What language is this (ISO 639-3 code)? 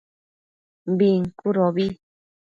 mcf